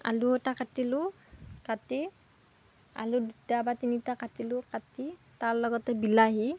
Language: Assamese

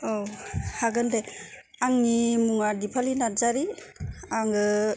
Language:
Bodo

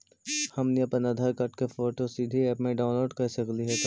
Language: Magahi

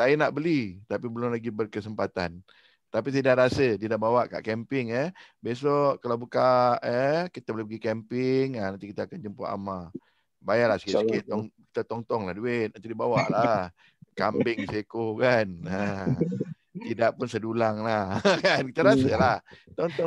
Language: Malay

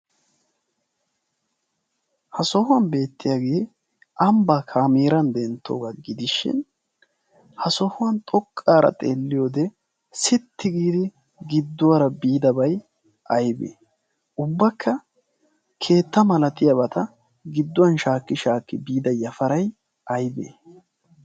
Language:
Wolaytta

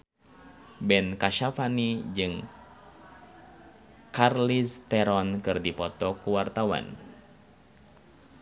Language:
Sundanese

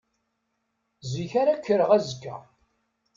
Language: Kabyle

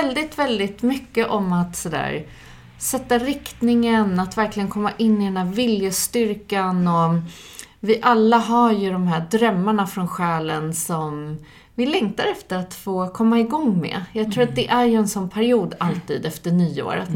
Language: Swedish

